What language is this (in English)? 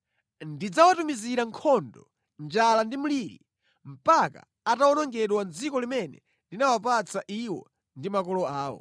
Nyanja